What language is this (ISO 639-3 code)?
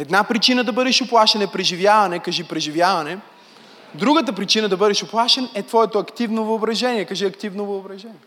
bul